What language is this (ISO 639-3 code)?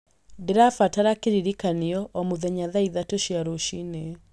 kik